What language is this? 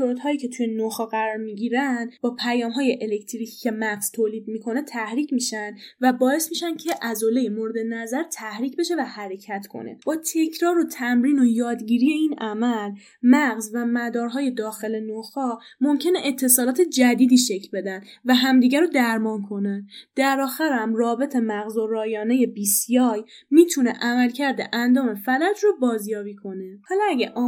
Persian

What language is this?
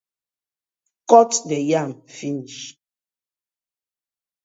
Nigerian Pidgin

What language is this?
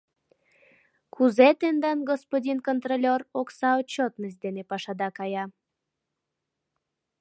Mari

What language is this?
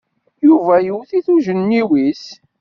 Kabyle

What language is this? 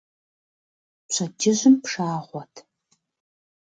Kabardian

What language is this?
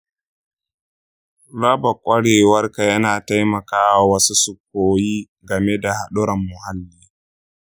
Hausa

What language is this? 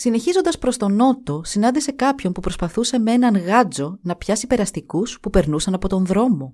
Greek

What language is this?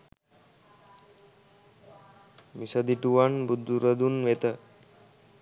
Sinhala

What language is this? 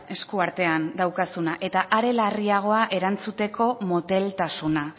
Basque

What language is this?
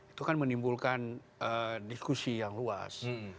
Indonesian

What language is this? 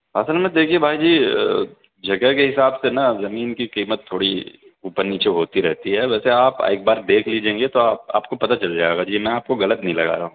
Urdu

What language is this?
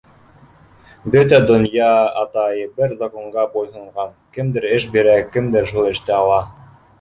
Bashkir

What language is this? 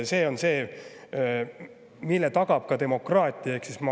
Estonian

